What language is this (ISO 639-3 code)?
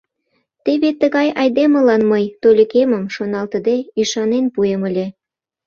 chm